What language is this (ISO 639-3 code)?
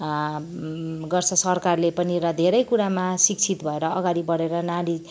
nep